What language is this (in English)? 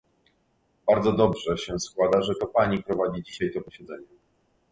Polish